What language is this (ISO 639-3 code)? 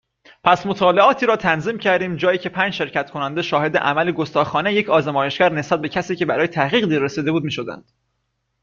fas